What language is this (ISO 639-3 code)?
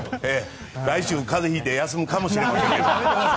jpn